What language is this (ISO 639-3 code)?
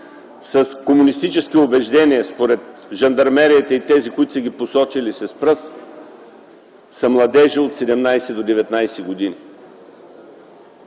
bul